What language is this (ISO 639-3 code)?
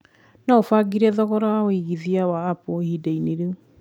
kik